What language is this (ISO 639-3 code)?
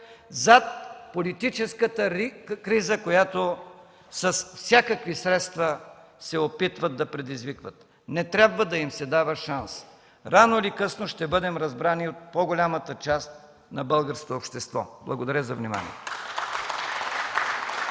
bul